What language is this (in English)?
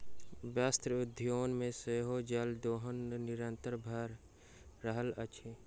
Maithili